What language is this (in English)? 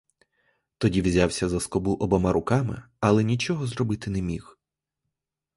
Ukrainian